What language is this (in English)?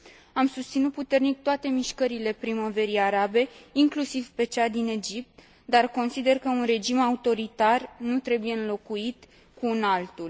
Romanian